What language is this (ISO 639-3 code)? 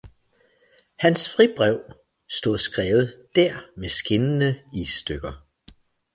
dan